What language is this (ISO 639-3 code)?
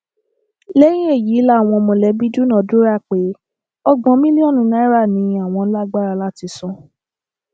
yor